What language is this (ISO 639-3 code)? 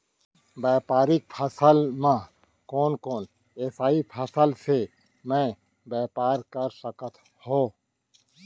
hne